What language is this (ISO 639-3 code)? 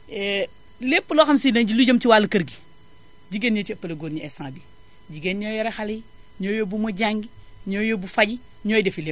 wol